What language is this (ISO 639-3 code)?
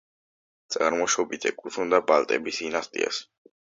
kat